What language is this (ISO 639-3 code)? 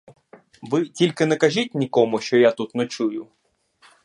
ukr